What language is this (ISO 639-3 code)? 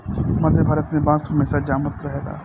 bho